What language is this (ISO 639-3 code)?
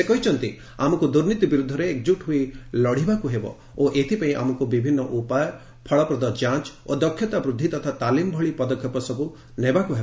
ori